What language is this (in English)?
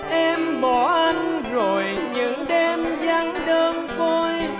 Vietnamese